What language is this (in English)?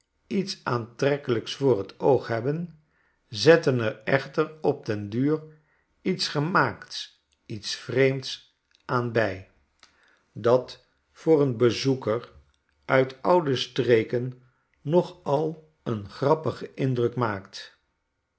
Dutch